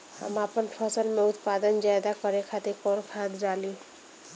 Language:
Bhojpuri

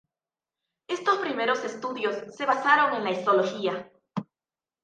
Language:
Spanish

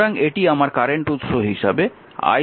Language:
Bangla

